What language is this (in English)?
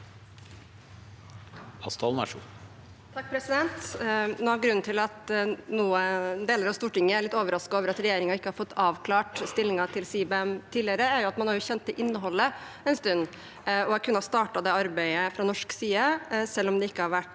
Norwegian